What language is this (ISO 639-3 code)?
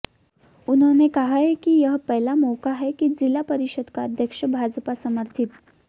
hin